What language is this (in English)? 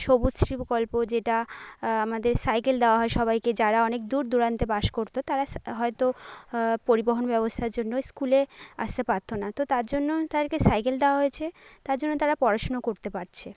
Bangla